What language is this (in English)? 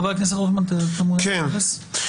Hebrew